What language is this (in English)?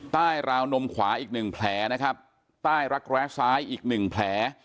Thai